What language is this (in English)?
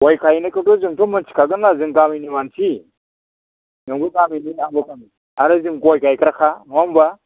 Bodo